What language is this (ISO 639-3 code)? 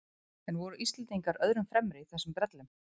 isl